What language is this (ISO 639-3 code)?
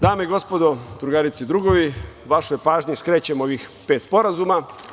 srp